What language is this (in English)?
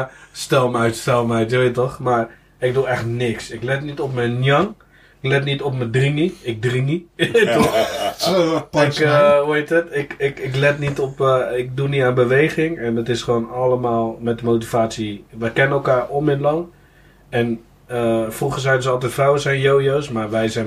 Dutch